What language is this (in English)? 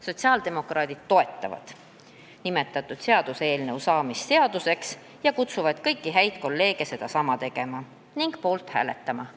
Estonian